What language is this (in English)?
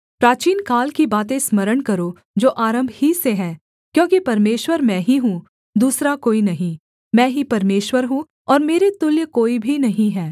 Hindi